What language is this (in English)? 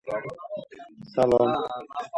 Uzbek